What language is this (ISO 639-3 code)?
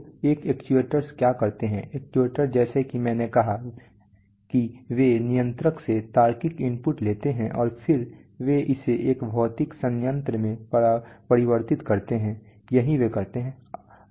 hin